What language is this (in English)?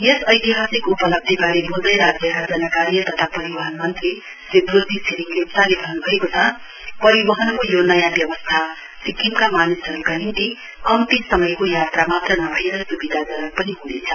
Nepali